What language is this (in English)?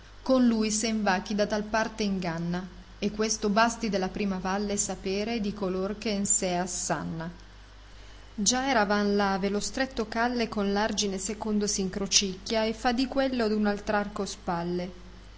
Italian